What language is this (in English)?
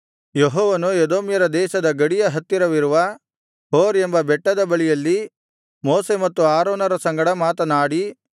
Kannada